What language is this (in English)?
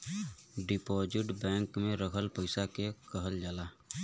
Bhojpuri